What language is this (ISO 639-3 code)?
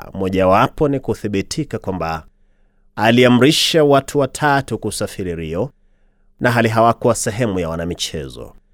swa